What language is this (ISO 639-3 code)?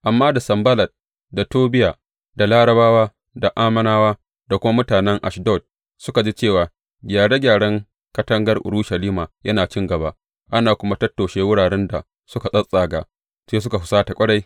hau